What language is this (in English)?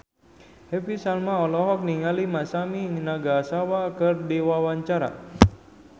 Sundanese